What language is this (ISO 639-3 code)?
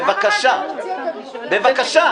heb